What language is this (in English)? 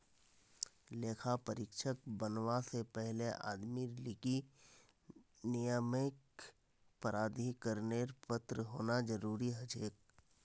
Magahi